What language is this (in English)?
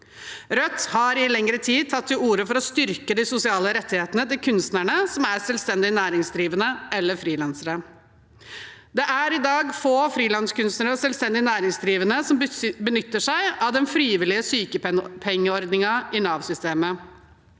Norwegian